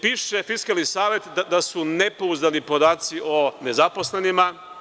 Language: Serbian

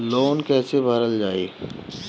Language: Bhojpuri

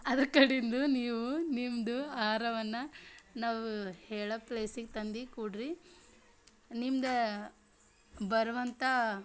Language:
Kannada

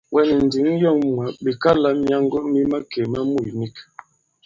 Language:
Bankon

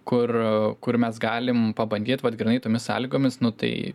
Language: Lithuanian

